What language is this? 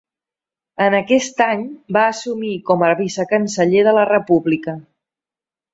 Catalan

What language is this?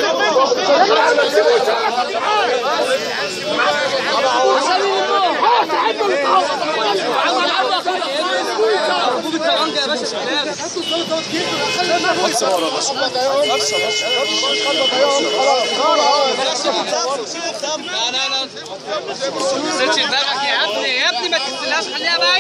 Arabic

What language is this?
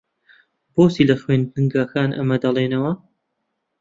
Central Kurdish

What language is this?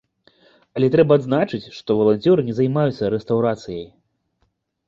Belarusian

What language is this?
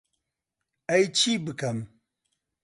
Central Kurdish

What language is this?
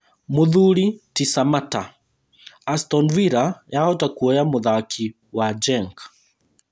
Kikuyu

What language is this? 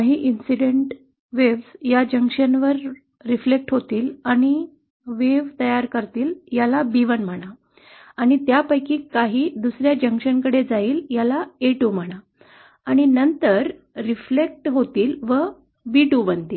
Marathi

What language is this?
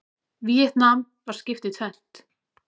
Icelandic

